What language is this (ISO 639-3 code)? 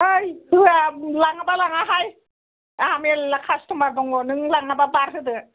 brx